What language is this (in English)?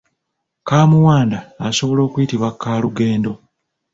Ganda